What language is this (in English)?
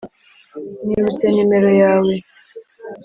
Kinyarwanda